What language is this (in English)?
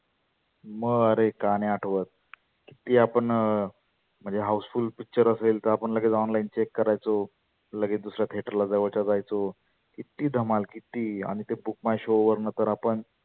Marathi